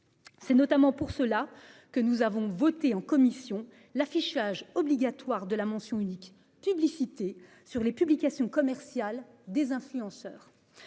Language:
French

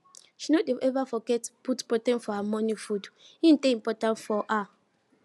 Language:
Nigerian Pidgin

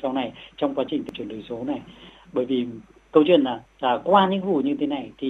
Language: Vietnamese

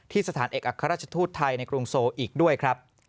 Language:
Thai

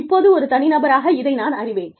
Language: Tamil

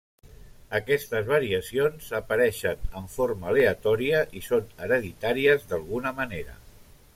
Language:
Catalan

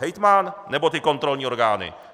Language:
Czech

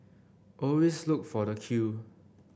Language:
English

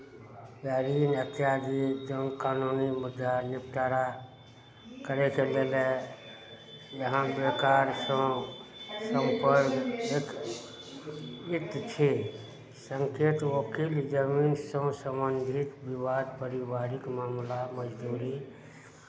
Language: Maithili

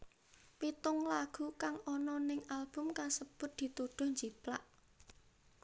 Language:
Javanese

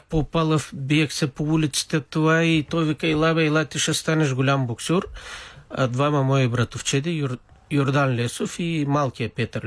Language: Bulgarian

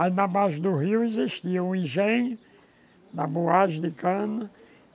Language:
Portuguese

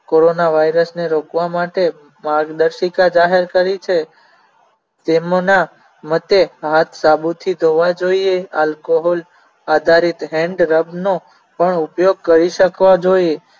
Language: Gujarati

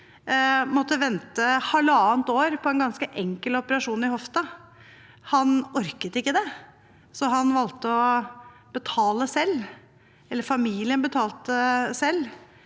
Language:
Norwegian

